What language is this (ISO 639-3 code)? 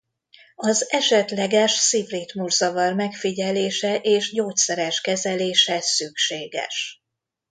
hun